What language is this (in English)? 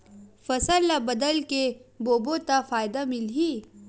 Chhattisgarhi